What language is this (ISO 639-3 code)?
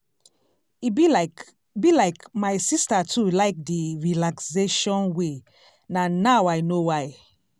pcm